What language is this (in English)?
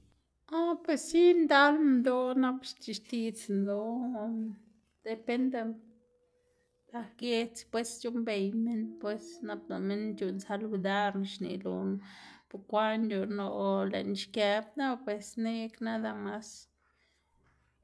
Xanaguía Zapotec